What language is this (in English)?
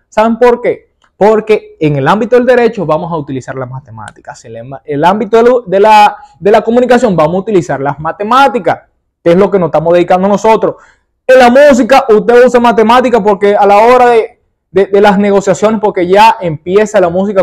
Spanish